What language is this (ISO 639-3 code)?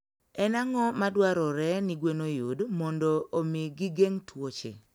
luo